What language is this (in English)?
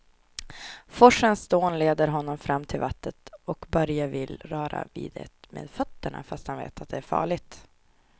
Swedish